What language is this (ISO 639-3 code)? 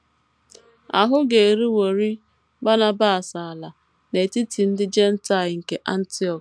ibo